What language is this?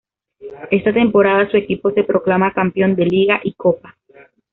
Spanish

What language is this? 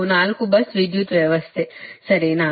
Kannada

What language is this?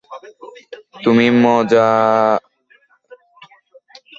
Bangla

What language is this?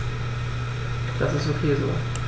German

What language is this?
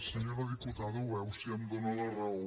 Catalan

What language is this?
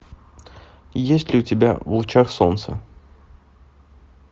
Russian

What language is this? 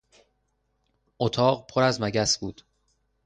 Persian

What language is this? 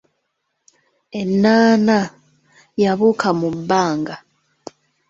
Ganda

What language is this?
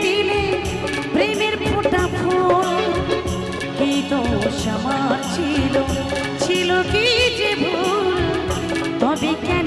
Bangla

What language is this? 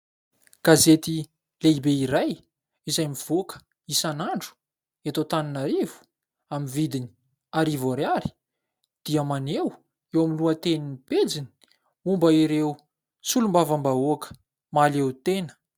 Malagasy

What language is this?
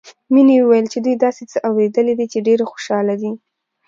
Pashto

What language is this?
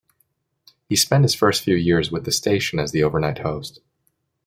English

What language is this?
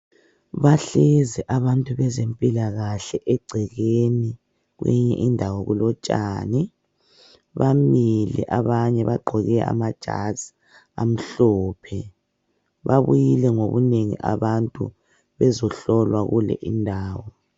North Ndebele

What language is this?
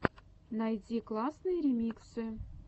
Russian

